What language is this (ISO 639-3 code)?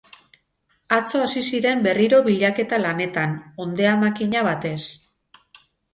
eus